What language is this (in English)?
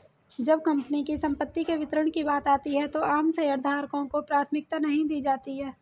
Hindi